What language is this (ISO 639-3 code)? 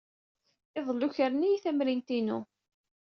kab